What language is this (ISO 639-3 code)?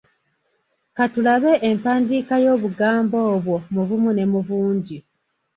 lug